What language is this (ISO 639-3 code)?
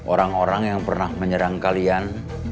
ind